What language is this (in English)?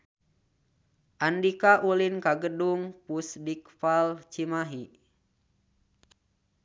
Sundanese